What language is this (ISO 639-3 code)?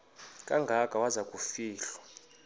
xho